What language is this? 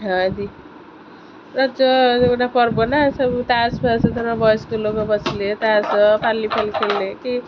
Odia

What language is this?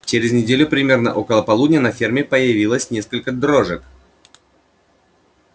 Russian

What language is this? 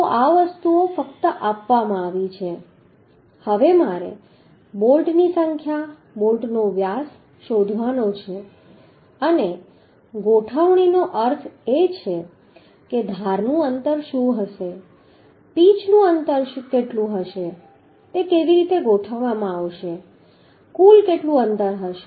Gujarati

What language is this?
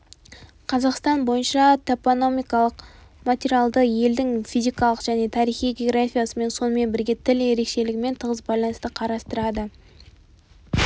Kazakh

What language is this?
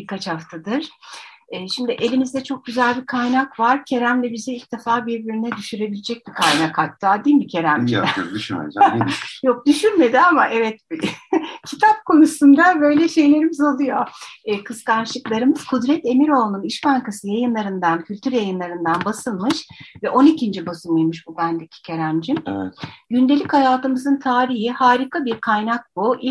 Turkish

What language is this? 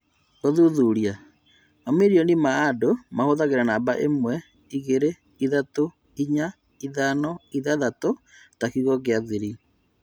Kikuyu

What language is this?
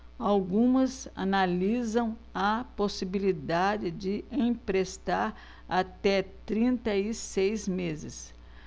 Portuguese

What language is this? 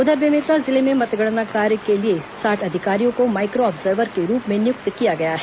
Hindi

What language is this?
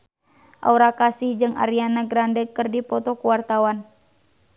Sundanese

